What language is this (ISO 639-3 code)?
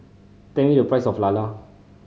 eng